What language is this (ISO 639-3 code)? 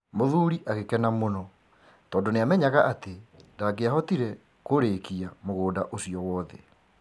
kik